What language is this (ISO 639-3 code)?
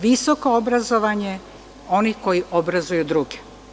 srp